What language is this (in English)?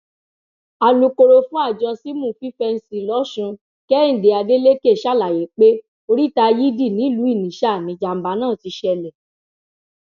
Yoruba